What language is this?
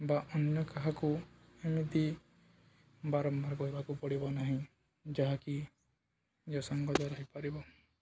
Odia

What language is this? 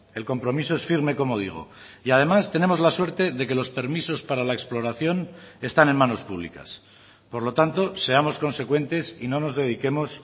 Spanish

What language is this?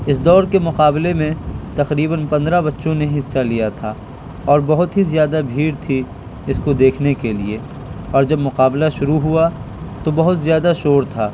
Urdu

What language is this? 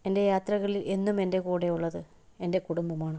Malayalam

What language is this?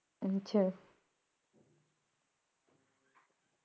Punjabi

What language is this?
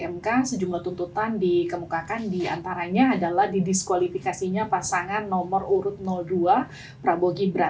Indonesian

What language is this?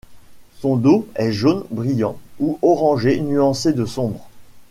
French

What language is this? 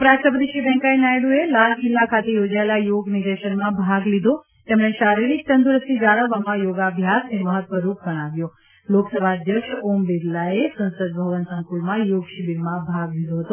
Gujarati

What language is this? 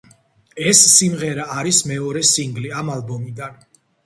Georgian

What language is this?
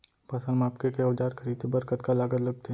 Chhattisgarhi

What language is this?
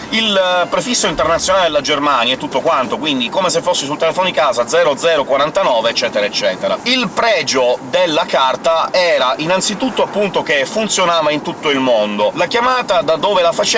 Italian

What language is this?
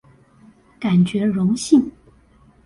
Chinese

